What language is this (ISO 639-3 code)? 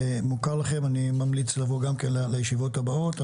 heb